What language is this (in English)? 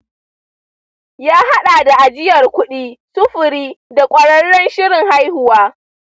Hausa